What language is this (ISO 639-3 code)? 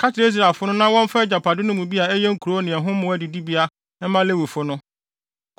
aka